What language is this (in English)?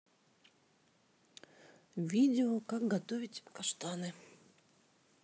Russian